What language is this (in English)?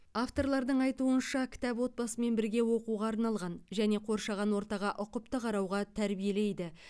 Kazakh